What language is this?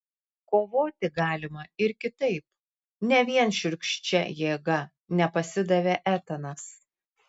Lithuanian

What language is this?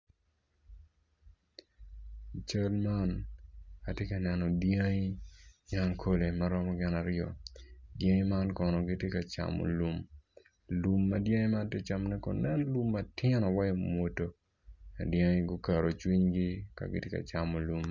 Acoli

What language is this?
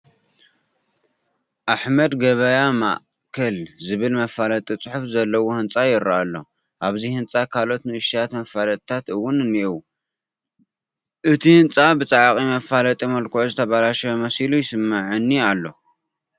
Tigrinya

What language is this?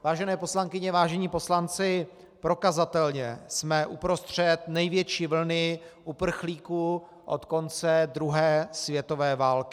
Czech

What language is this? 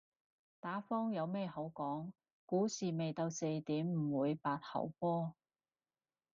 Cantonese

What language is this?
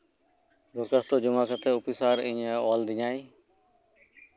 Santali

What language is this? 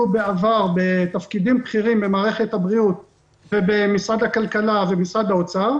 Hebrew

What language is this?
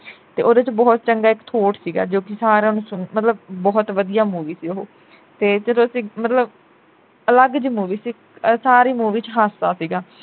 Punjabi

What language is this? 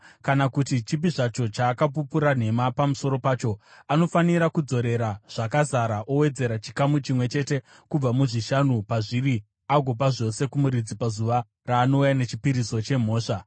Shona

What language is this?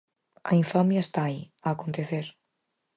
Galician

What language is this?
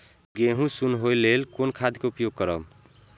Maithili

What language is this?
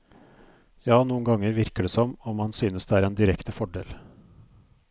Norwegian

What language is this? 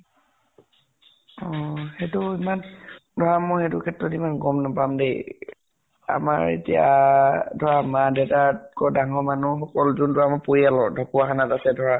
Assamese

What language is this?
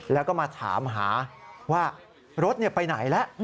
Thai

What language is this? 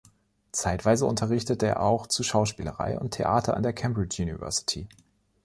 German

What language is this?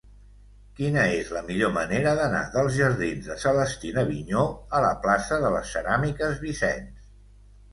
Catalan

